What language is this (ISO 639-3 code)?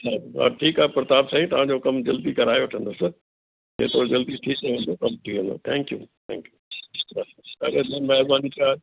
snd